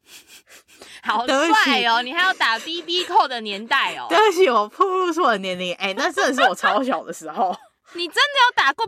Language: Chinese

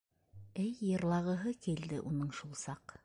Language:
Bashkir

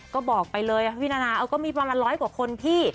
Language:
Thai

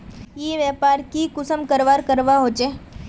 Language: Magahi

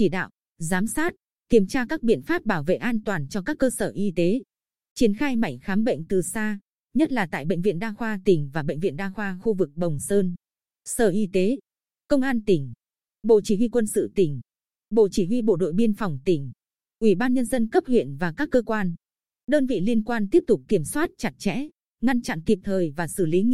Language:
Vietnamese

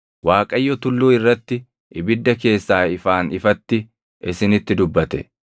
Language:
Oromo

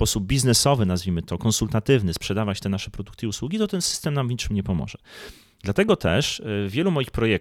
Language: Polish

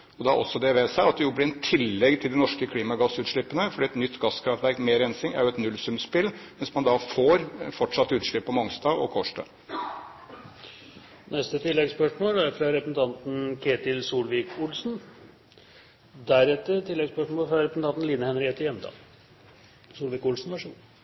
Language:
Norwegian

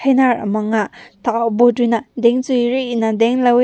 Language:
Rongmei Naga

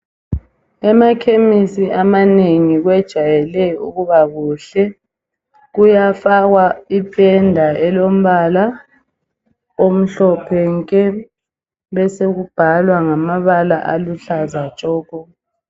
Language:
North Ndebele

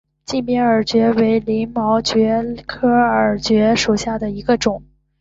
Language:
Chinese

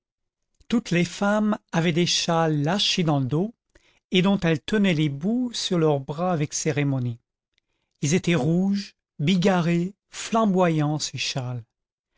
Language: French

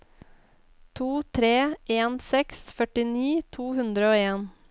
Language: Norwegian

